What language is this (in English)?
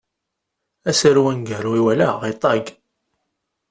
Kabyle